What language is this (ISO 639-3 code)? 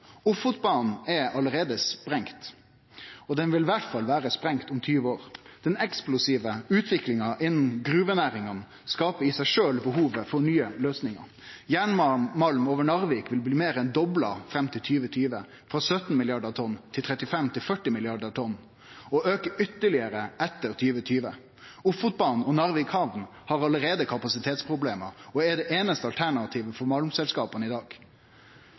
nno